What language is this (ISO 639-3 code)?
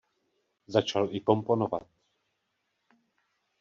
ces